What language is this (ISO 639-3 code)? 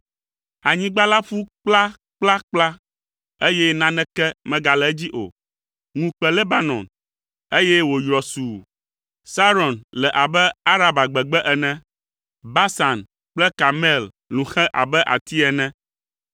ewe